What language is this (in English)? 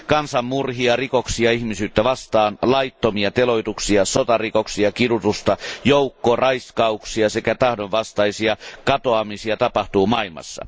Finnish